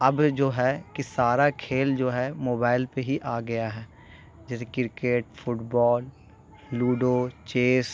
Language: Urdu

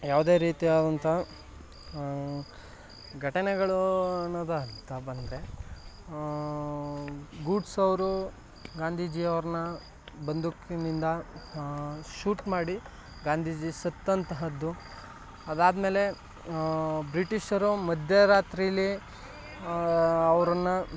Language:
Kannada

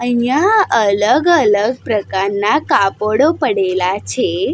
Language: Gujarati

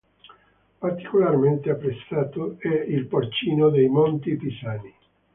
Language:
Italian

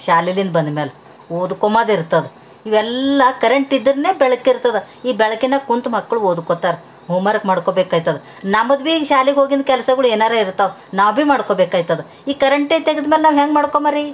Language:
Kannada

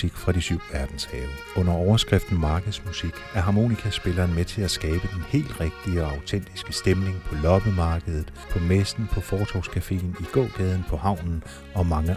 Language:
Danish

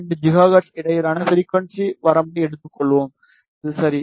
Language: Tamil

